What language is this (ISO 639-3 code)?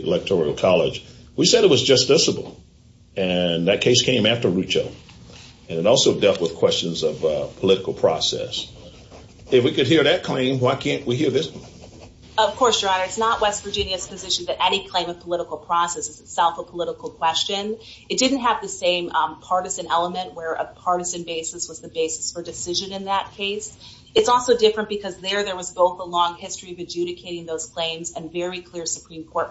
eng